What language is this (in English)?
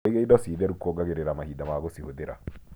Kikuyu